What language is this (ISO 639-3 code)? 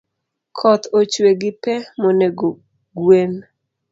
luo